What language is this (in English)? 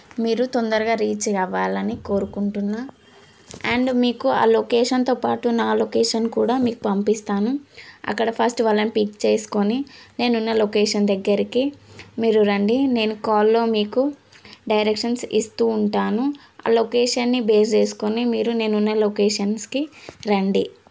Telugu